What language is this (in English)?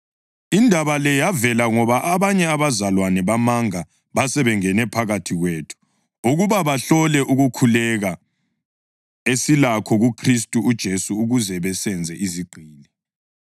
North Ndebele